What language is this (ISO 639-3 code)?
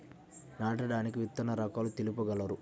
tel